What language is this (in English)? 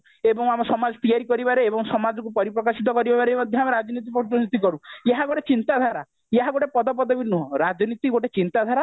Odia